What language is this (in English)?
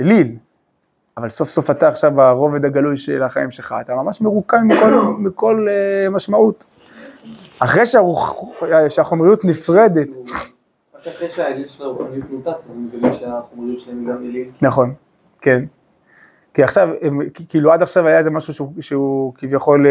Hebrew